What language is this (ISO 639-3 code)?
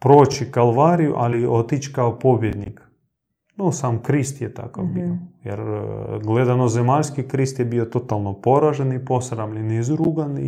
hrv